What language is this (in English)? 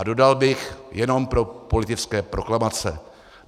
Czech